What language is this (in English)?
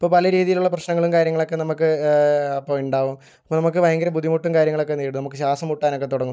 Malayalam